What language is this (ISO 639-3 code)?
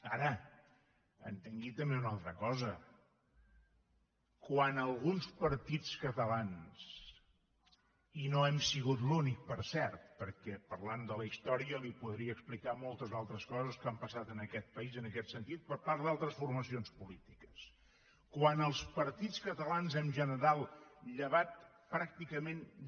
cat